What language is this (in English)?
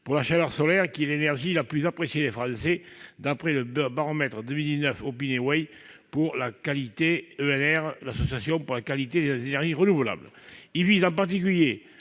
French